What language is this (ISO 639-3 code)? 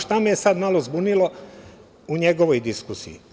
srp